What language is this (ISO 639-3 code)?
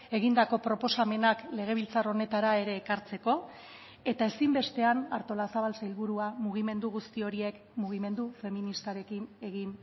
eus